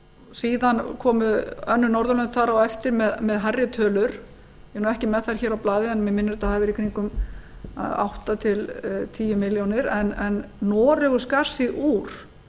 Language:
Icelandic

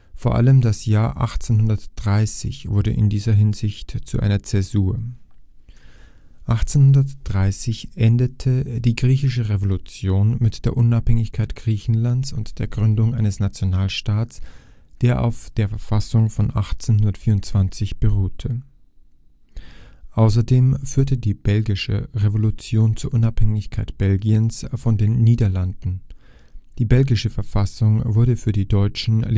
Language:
German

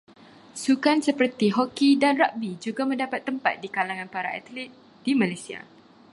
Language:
Malay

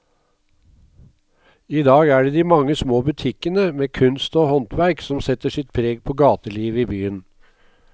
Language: Norwegian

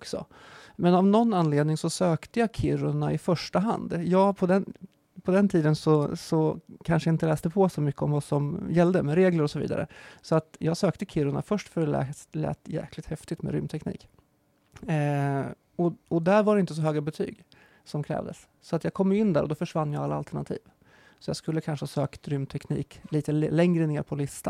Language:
Swedish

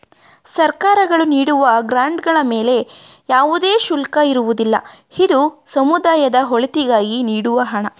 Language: Kannada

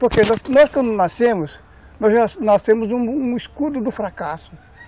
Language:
Portuguese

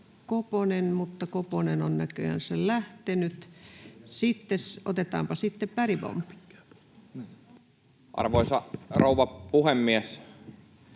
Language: Finnish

